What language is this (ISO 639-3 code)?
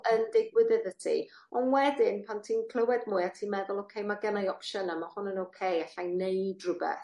cym